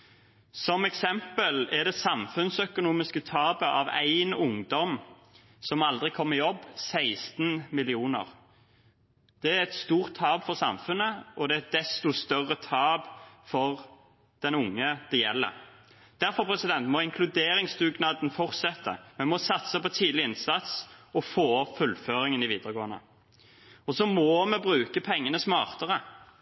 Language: Norwegian Bokmål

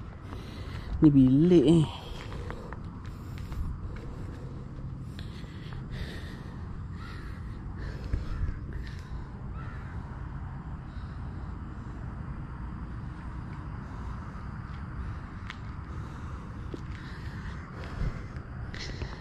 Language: Malay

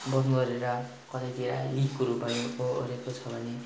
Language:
Nepali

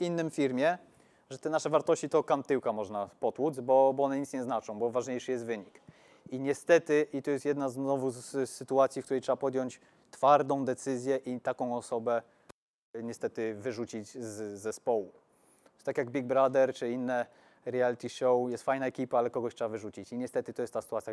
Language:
Polish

